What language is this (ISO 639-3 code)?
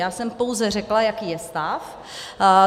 ces